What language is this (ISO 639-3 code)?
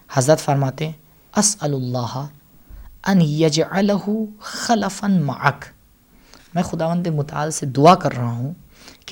urd